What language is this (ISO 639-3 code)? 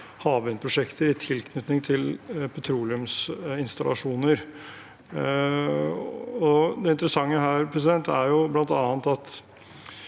nor